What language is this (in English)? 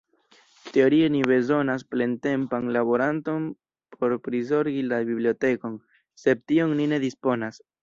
Esperanto